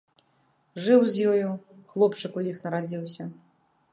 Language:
Belarusian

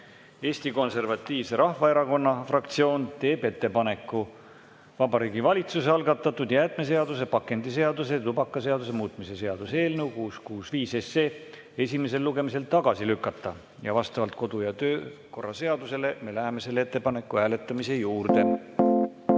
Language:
Estonian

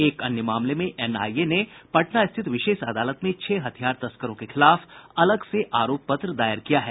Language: Hindi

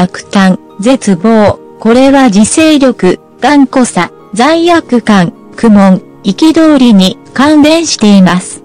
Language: Japanese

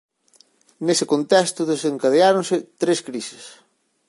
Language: Galician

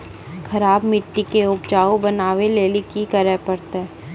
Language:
Maithili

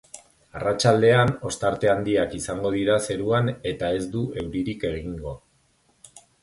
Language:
Basque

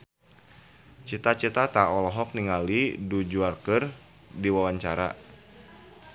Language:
Sundanese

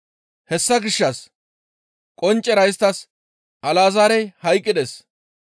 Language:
Gamo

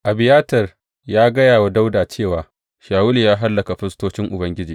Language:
Hausa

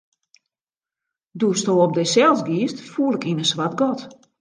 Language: Western Frisian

